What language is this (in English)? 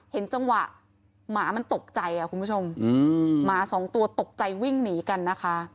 Thai